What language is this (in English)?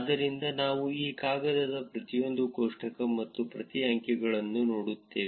Kannada